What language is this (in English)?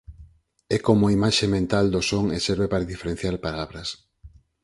Galician